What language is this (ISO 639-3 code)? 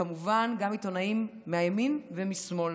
heb